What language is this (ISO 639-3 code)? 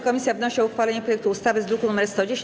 pol